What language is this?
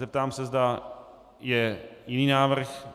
Czech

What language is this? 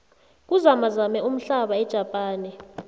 South Ndebele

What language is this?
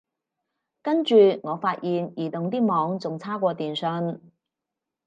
Cantonese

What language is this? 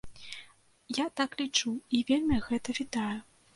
Belarusian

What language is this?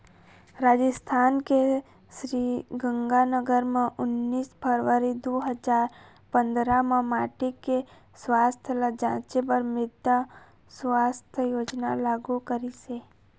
Chhattisgarhi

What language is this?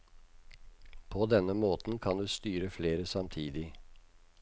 Norwegian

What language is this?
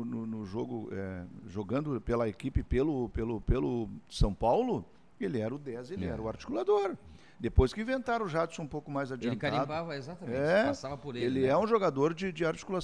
Portuguese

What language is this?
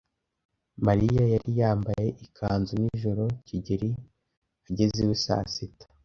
Kinyarwanda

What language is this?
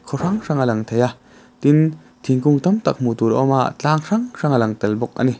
Mizo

